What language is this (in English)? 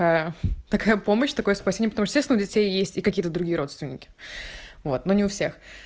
Russian